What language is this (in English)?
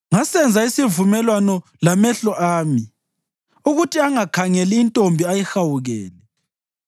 North Ndebele